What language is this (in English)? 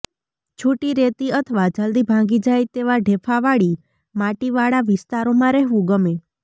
Gujarati